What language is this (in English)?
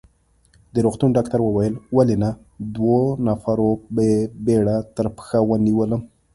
Pashto